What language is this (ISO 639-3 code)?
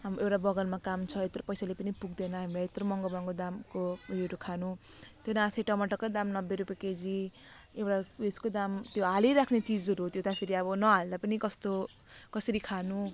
nep